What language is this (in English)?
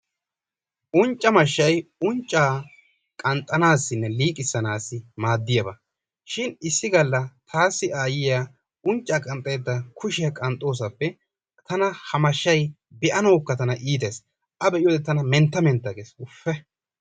Wolaytta